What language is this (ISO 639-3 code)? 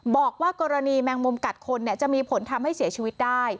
tha